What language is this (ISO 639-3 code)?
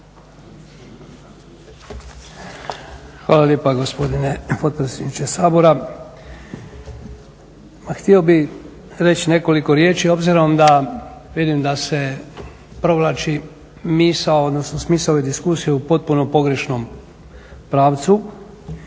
hrv